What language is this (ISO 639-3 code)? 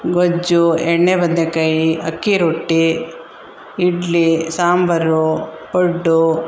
kan